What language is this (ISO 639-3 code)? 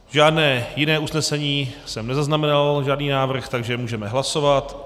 ces